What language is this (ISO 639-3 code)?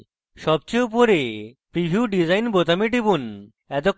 ben